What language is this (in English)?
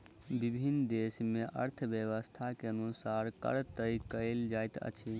Maithili